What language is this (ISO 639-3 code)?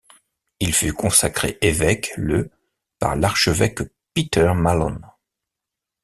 fra